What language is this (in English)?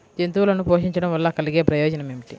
Telugu